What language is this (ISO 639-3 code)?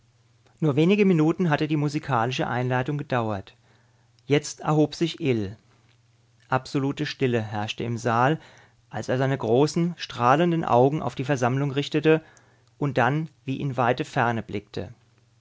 deu